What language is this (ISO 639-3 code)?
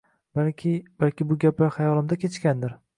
uzb